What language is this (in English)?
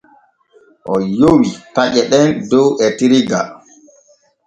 Borgu Fulfulde